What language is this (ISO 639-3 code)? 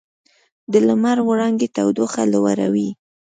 pus